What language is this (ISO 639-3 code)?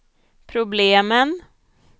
swe